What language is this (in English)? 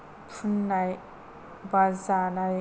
Bodo